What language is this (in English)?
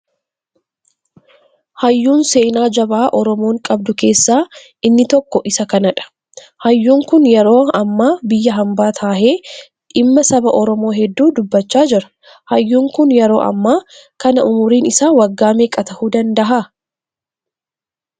Oromo